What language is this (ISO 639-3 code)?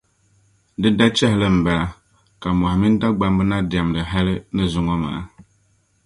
dag